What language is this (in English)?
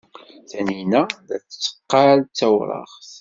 Kabyle